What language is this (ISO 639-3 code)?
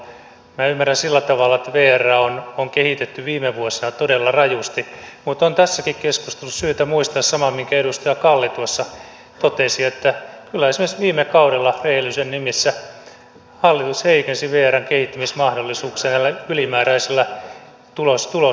fin